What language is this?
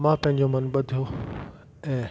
Sindhi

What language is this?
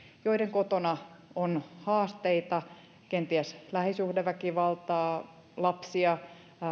Finnish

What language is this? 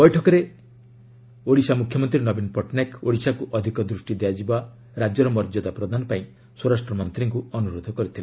Odia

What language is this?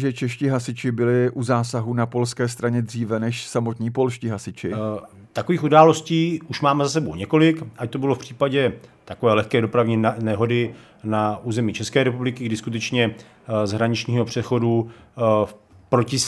Czech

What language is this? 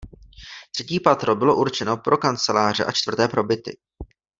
Czech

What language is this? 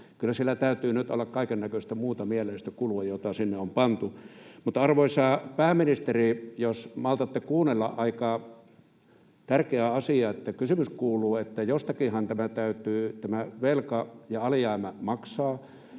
Finnish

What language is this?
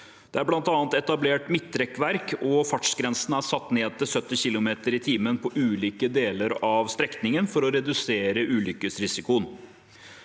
Norwegian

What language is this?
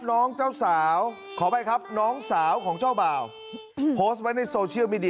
Thai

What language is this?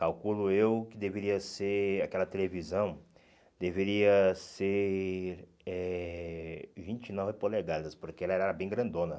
Portuguese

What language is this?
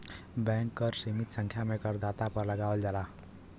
Bhojpuri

